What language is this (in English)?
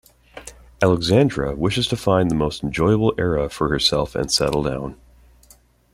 English